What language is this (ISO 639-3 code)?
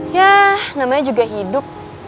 ind